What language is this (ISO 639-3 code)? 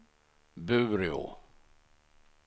swe